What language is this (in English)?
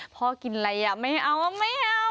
Thai